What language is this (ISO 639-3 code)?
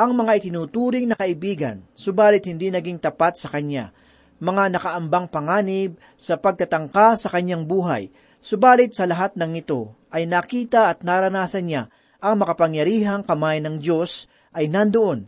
fil